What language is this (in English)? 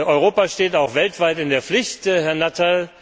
German